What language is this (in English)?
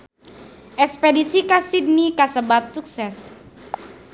Sundanese